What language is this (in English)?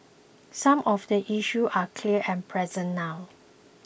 English